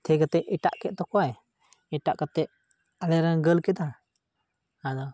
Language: Santali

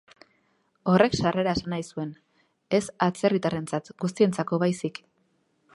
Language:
Basque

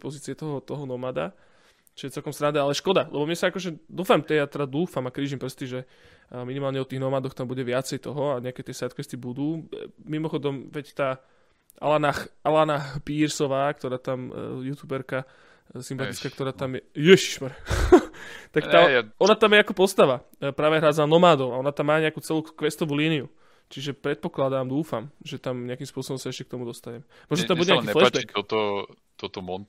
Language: Slovak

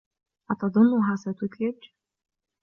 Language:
Arabic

